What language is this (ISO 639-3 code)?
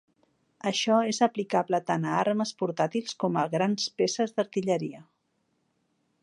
cat